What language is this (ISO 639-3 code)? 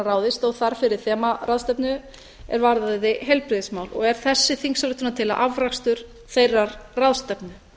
isl